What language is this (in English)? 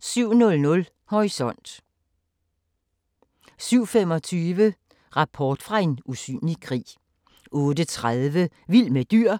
Danish